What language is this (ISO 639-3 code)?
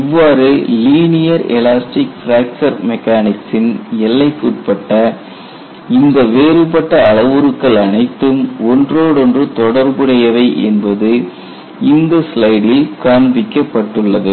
tam